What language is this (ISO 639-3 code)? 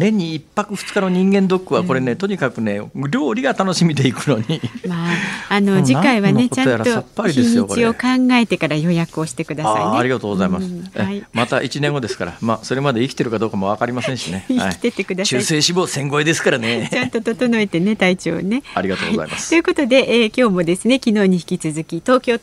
jpn